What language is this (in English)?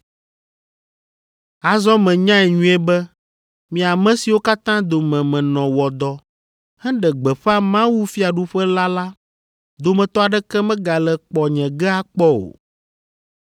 Ewe